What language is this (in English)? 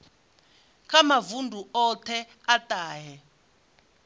Venda